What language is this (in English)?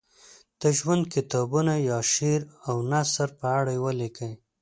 Pashto